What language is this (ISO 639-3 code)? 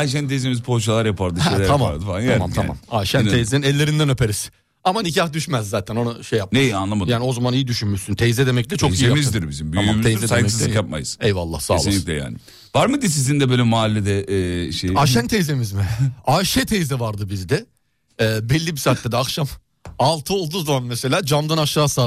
tur